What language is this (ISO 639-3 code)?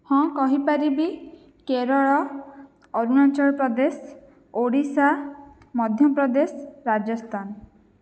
ori